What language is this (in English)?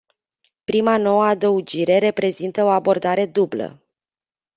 Romanian